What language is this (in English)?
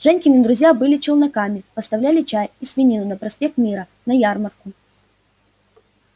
Russian